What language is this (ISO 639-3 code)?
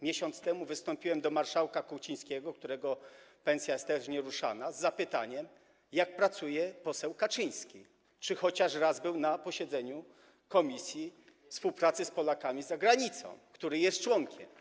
pol